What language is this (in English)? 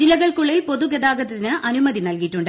Malayalam